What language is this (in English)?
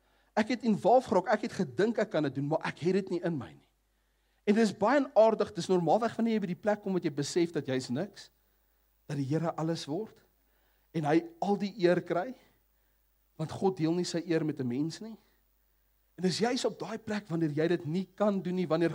Dutch